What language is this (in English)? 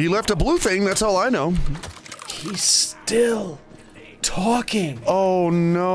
English